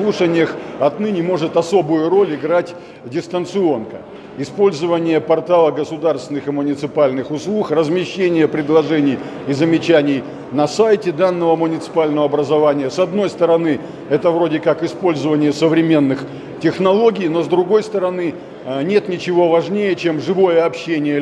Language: Russian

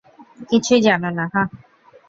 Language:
Bangla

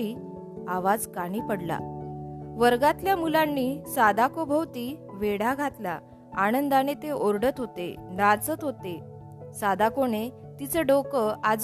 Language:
Marathi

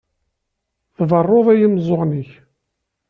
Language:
Kabyle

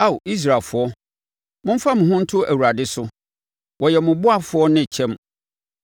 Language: Akan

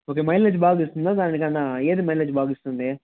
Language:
Telugu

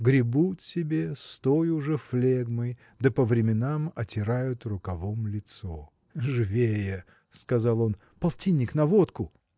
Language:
Russian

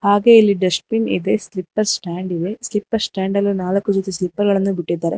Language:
Kannada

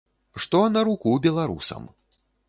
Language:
Belarusian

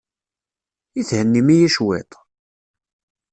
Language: Kabyle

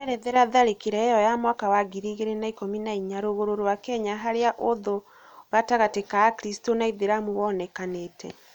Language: Kikuyu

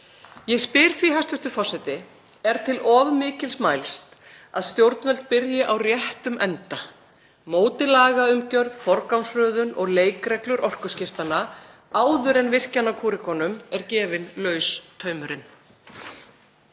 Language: Icelandic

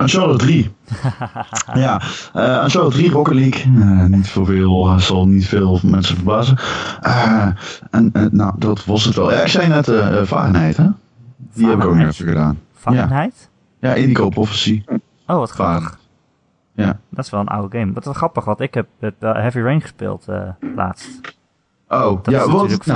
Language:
Dutch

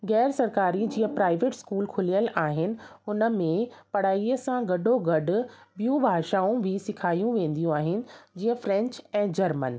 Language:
Sindhi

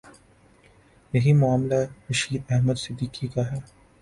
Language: Urdu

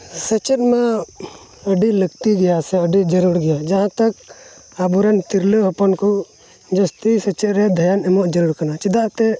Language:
Santali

